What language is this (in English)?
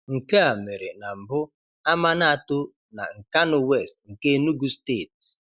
Igbo